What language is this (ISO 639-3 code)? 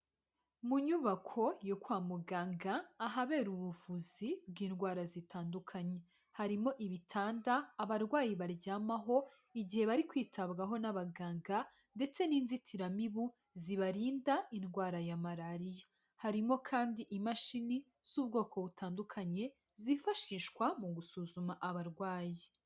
kin